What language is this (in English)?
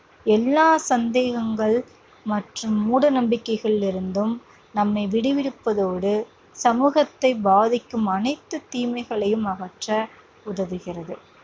Tamil